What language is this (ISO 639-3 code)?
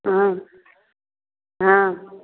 mai